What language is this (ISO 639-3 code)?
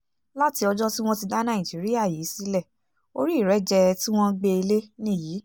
yor